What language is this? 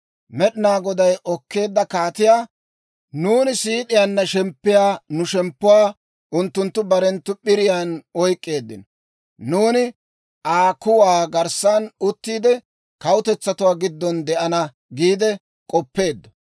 Dawro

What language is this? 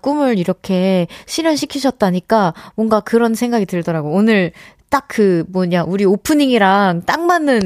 Korean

